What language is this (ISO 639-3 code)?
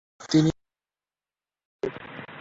ben